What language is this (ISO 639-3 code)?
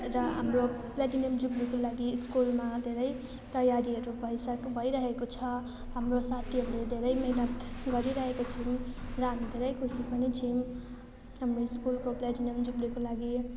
nep